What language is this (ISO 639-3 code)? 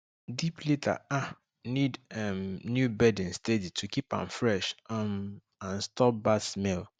pcm